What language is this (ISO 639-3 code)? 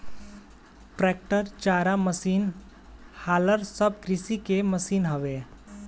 bho